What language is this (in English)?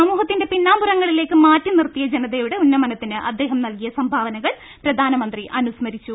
Malayalam